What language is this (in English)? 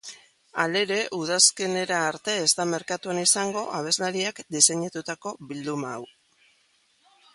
Basque